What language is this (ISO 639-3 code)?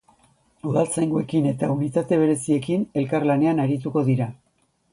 eus